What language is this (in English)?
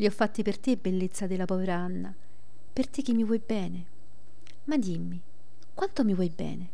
Italian